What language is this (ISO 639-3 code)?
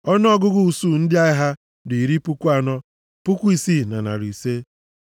ibo